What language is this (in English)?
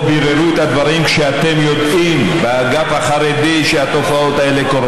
Hebrew